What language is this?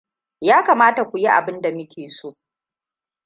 Hausa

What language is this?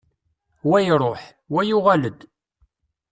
Kabyle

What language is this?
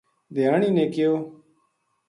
Gujari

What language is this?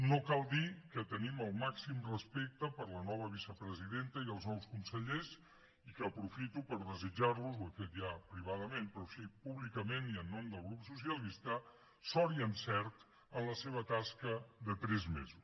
Catalan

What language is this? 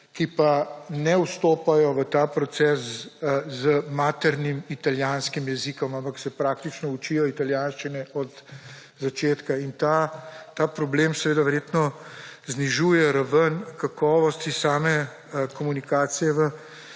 Slovenian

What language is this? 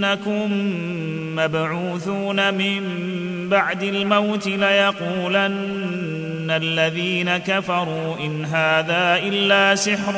Arabic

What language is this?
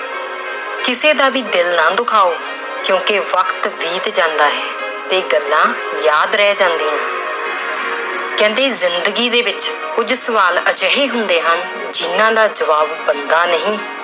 Punjabi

